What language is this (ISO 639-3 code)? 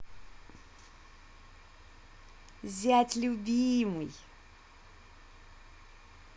rus